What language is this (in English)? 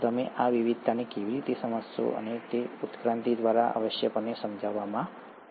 Gujarati